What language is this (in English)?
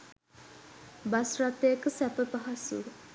Sinhala